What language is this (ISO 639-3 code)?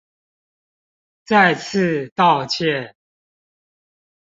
zho